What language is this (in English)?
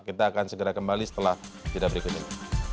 Indonesian